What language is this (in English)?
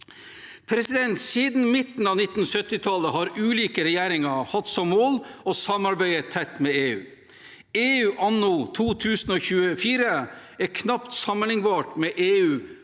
Norwegian